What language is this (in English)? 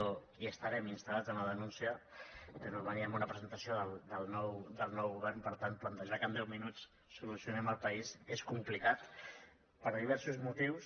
Catalan